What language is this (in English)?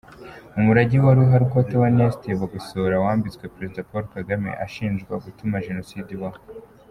Kinyarwanda